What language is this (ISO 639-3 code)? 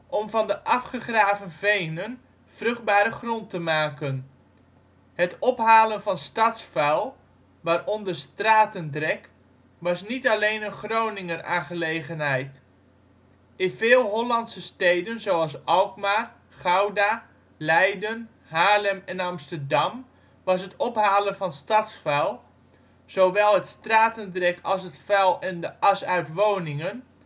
nld